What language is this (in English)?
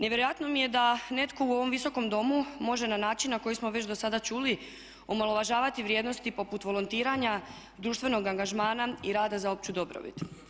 Croatian